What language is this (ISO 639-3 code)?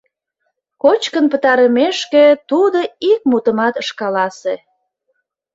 chm